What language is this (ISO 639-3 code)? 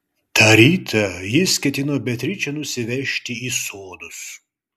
lit